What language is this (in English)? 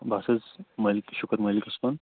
Kashmiri